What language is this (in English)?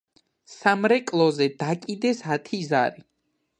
Georgian